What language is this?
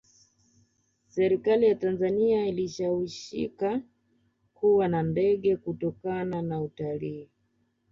Swahili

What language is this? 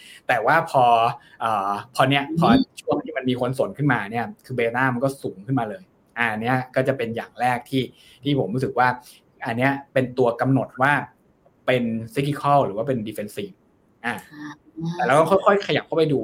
Thai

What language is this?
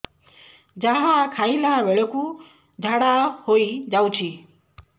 Odia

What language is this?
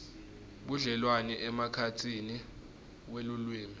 Swati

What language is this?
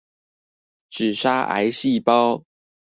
Chinese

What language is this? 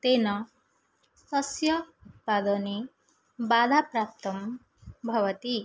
Sanskrit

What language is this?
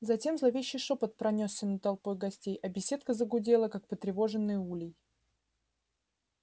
Russian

